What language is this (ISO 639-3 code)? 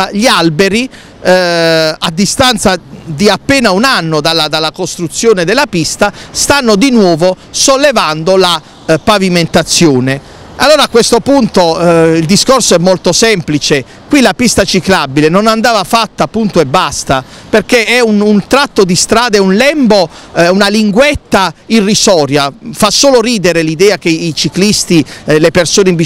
ita